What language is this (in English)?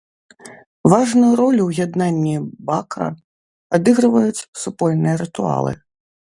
Belarusian